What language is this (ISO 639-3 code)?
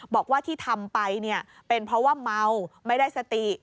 tha